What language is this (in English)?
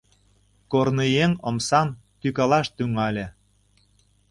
Mari